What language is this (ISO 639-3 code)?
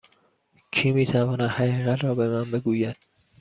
fas